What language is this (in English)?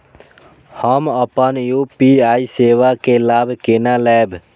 Maithili